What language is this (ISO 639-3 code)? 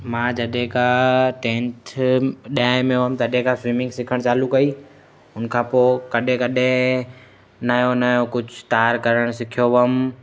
snd